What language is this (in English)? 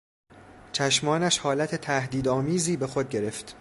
Persian